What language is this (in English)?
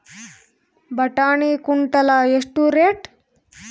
Kannada